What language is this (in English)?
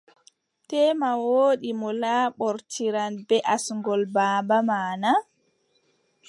Adamawa Fulfulde